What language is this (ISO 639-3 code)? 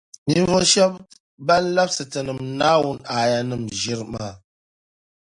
dag